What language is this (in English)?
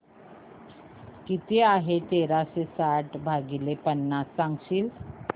Marathi